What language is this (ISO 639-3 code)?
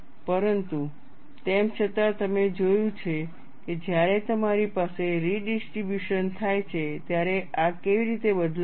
guj